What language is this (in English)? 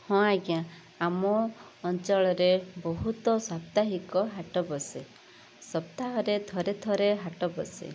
Odia